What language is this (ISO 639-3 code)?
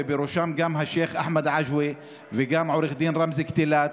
heb